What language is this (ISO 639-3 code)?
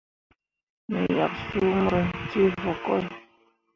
mua